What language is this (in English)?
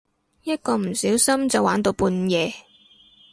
Cantonese